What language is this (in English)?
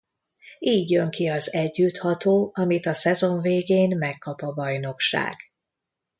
Hungarian